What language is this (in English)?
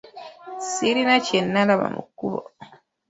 Ganda